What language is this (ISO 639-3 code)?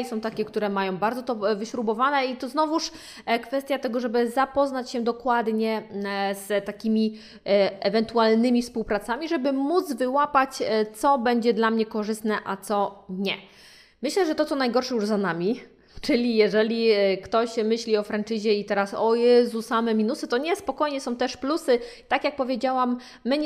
pol